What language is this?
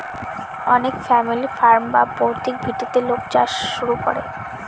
Bangla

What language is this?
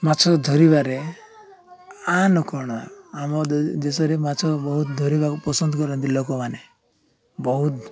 Odia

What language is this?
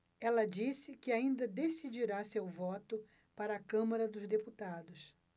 Portuguese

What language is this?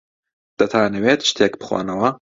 Central Kurdish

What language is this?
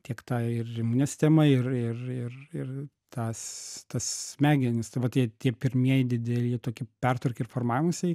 Lithuanian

